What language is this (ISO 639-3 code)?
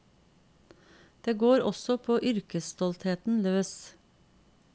nor